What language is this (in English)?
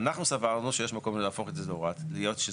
Hebrew